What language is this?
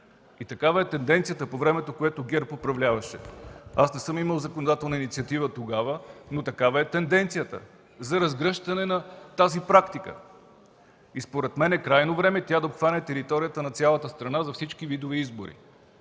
Bulgarian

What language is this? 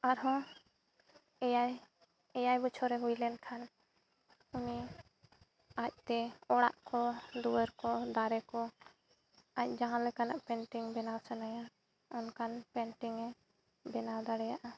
Santali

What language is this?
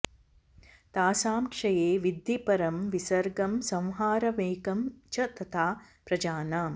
Sanskrit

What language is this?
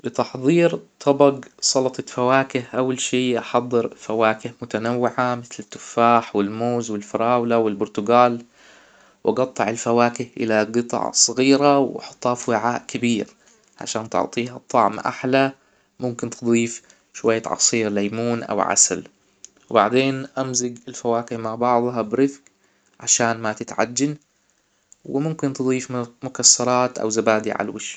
Hijazi Arabic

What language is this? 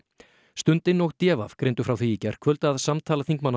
Icelandic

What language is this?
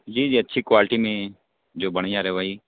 Urdu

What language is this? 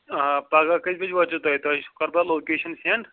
Kashmiri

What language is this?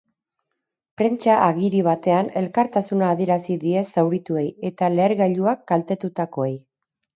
Basque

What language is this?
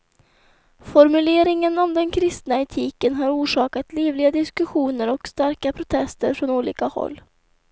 Swedish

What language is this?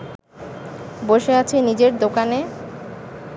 Bangla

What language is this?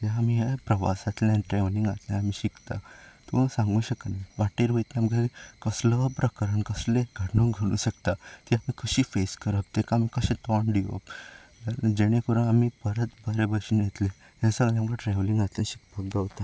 Konkani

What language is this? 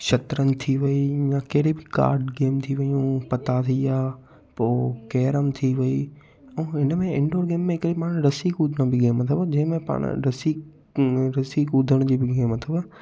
Sindhi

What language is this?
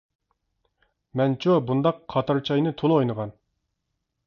Uyghur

